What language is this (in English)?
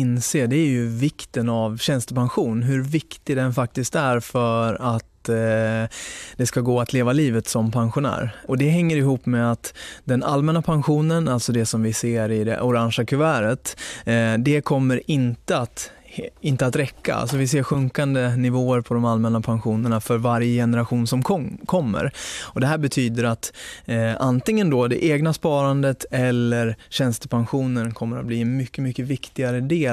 Swedish